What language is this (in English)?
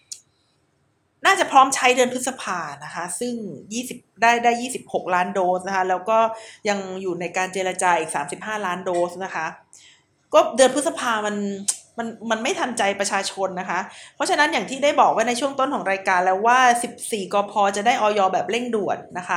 Thai